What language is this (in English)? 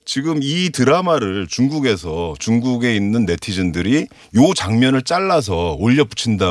Korean